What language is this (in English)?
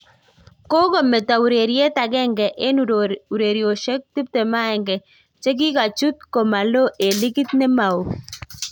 Kalenjin